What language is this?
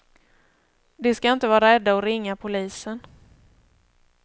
Swedish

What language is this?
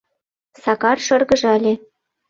Mari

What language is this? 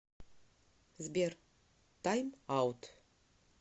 Russian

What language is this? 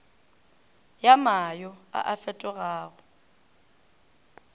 Northern Sotho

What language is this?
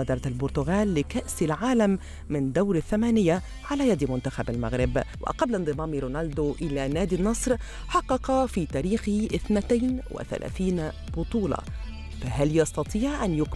Arabic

